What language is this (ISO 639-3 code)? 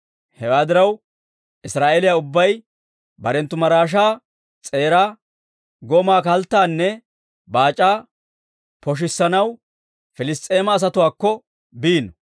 dwr